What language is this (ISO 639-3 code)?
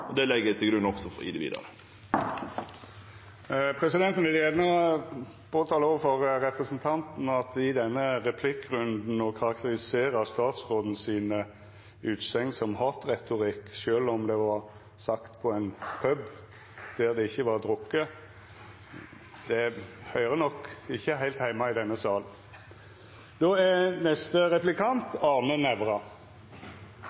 nor